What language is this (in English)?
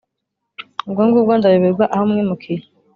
Kinyarwanda